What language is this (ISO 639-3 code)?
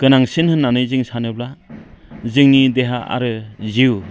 brx